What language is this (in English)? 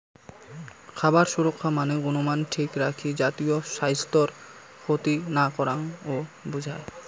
Bangla